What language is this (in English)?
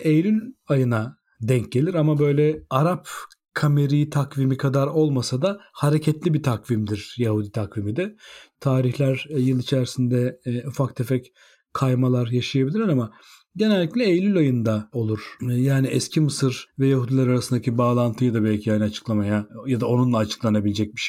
Turkish